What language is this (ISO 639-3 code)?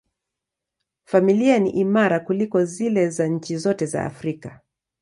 swa